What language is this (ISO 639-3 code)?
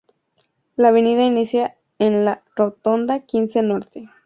spa